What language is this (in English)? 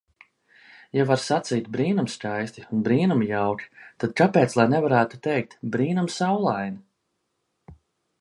Latvian